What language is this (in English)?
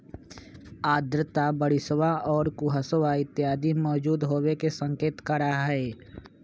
Magahi